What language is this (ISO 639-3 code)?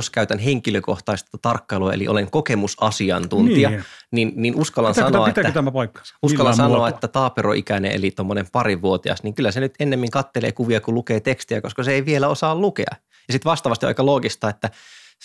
fin